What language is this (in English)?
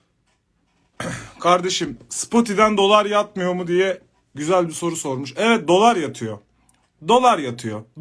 Turkish